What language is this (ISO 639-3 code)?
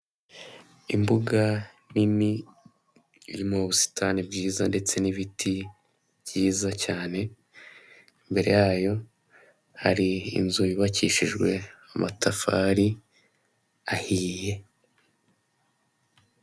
kin